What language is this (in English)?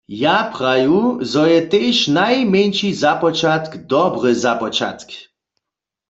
Upper Sorbian